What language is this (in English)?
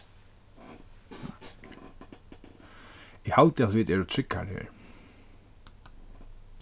Faroese